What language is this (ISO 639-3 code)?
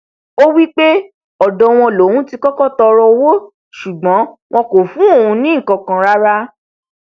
yor